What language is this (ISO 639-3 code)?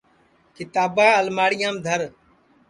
ssi